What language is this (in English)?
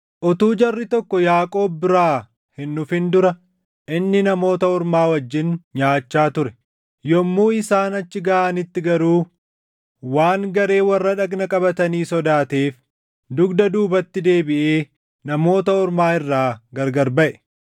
Oromo